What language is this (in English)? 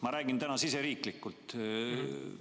Estonian